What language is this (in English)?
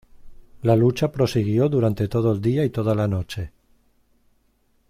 Spanish